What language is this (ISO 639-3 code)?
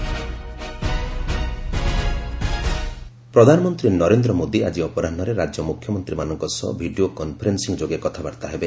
ori